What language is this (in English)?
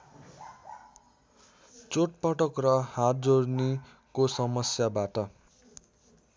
Nepali